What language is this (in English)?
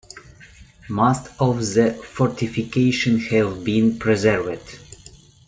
English